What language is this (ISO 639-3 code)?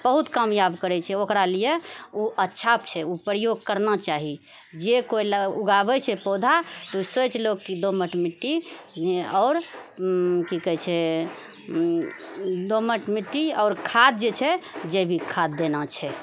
mai